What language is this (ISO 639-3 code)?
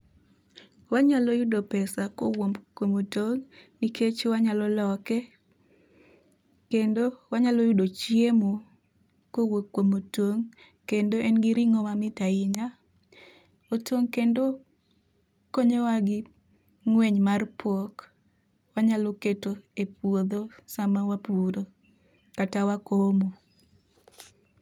luo